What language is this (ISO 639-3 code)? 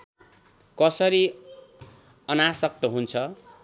nep